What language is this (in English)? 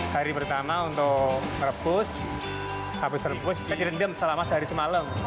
Indonesian